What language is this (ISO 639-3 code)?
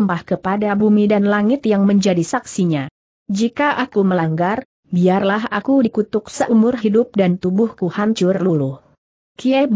ind